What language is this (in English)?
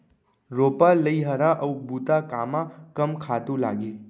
Chhattisgarhi